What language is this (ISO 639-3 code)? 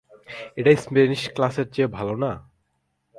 ben